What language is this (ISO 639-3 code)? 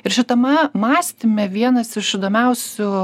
lit